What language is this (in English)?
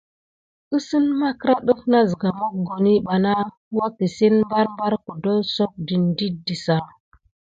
Gidar